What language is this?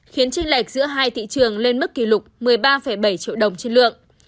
Vietnamese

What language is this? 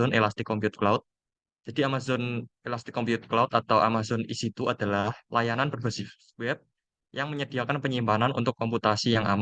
Indonesian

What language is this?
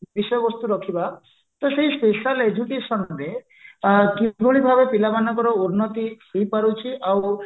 Odia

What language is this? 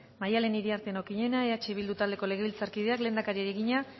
Basque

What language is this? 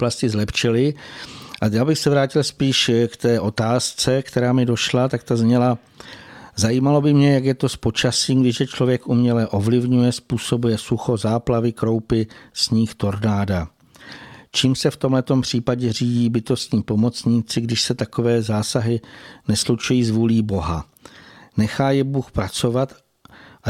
Czech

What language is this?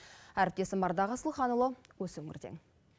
Kazakh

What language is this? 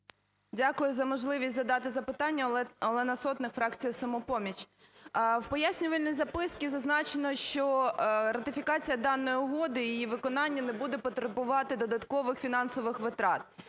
Ukrainian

